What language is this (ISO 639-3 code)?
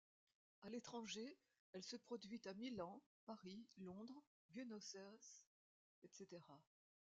fra